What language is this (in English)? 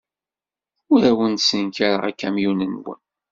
Kabyle